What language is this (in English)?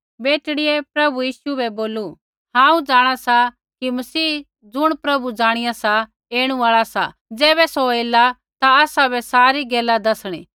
Kullu Pahari